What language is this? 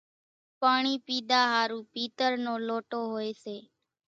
Kachi Koli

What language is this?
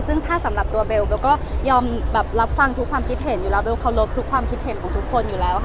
Thai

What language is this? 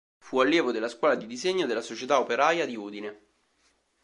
Italian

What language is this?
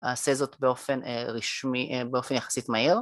Hebrew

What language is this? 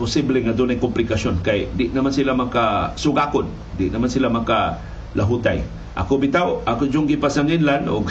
Filipino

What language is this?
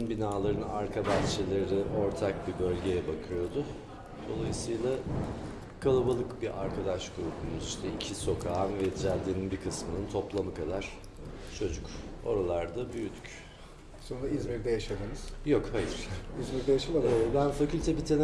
Turkish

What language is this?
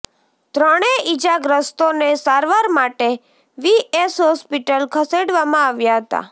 Gujarati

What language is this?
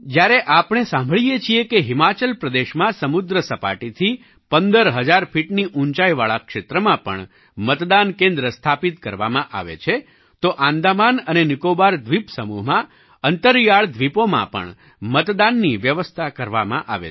Gujarati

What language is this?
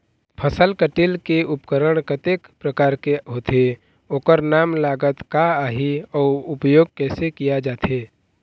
Chhattisgarhi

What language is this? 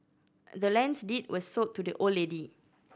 English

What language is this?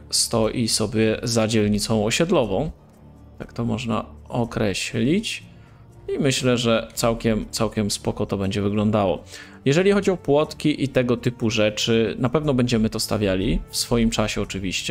Polish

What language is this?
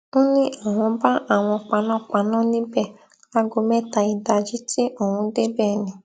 Yoruba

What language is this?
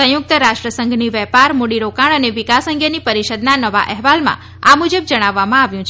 Gujarati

